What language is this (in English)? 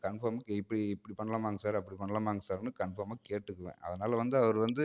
Tamil